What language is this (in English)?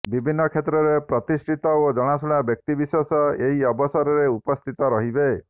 Odia